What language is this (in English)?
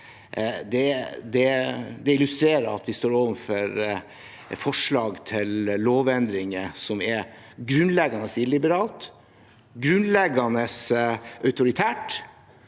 Norwegian